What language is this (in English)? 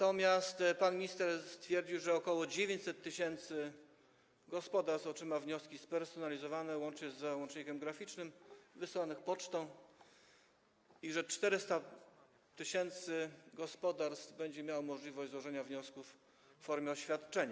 Polish